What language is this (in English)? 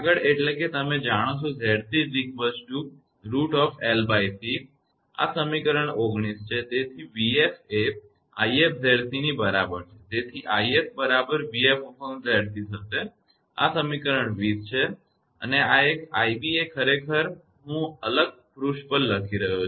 Gujarati